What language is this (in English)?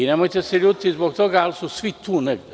Serbian